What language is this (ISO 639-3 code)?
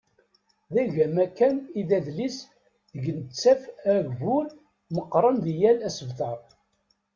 kab